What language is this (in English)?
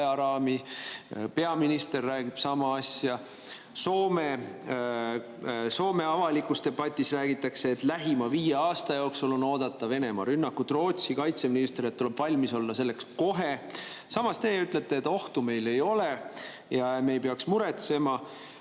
Estonian